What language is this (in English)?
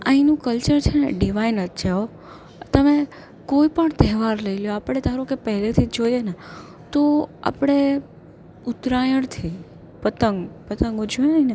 Gujarati